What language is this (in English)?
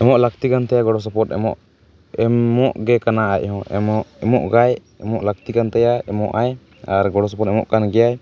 Santali